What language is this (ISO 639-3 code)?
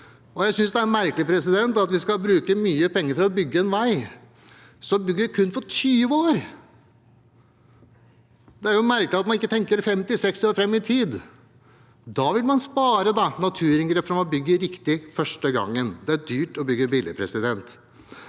nor